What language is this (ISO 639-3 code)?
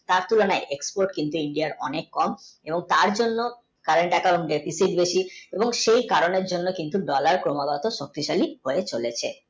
ben